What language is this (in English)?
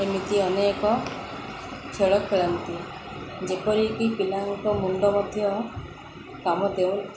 Odia